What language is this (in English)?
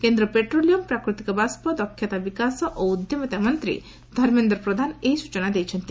Odia